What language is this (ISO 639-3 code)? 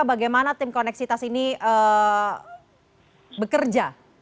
ind